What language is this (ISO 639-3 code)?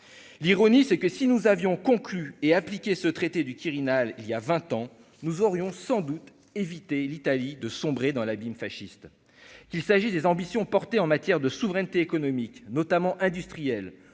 fra